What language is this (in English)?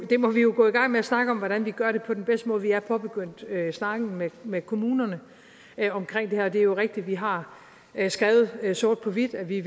Danish